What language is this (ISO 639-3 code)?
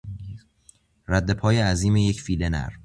fas